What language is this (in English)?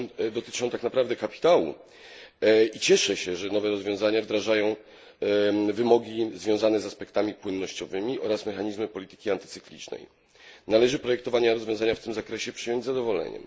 Polish